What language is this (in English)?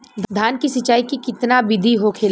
Bhojpuri